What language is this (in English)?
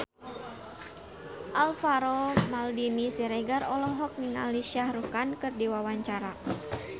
Sundanese